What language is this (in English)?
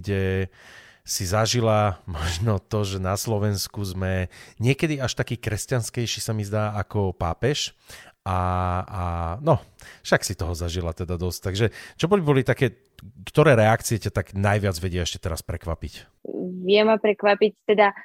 Slovak